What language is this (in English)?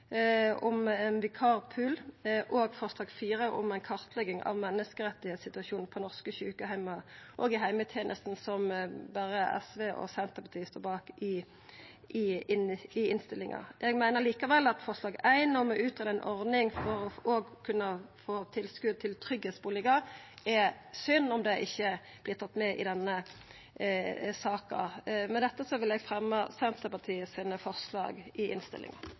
Norwegian Nynorsk